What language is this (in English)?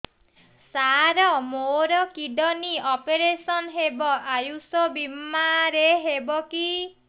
Odia